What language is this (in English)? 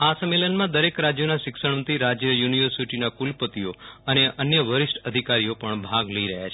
Gujarati